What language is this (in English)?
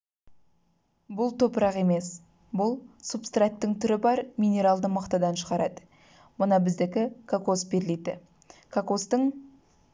Kazakh